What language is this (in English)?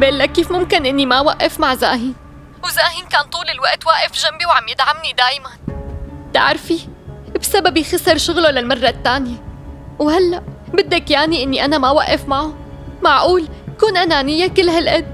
Arabic